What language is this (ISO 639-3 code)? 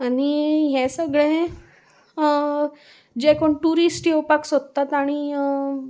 kok